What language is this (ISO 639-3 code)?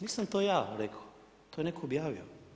hrv